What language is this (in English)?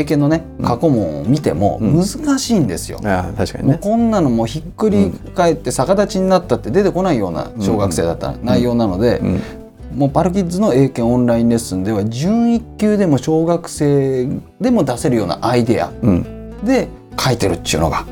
Japanese